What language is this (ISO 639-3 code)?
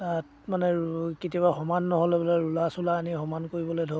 asm